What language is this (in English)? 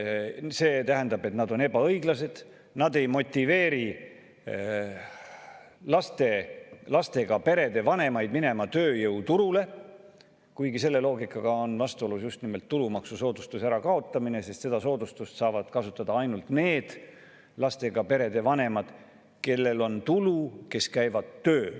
Estonian